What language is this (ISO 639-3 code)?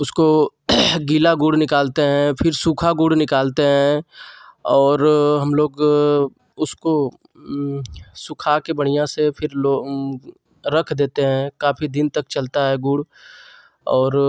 hin